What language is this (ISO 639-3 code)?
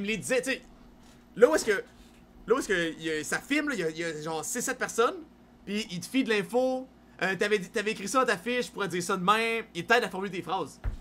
fra